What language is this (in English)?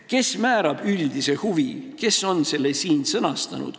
Estonian